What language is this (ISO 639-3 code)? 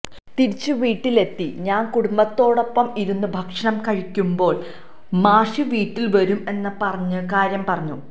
mal